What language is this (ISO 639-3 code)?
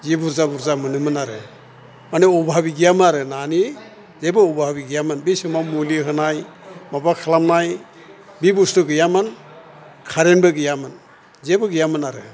brx